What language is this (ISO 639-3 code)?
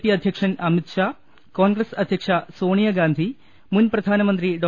mal